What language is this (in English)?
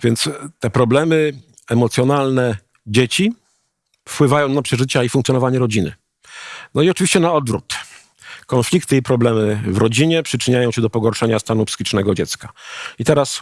Polish